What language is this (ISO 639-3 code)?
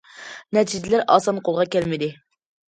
uig